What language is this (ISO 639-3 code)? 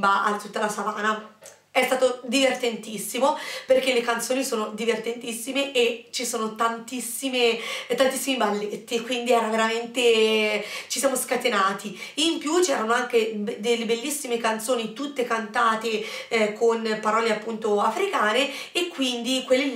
ita